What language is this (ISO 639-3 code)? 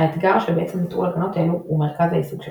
heb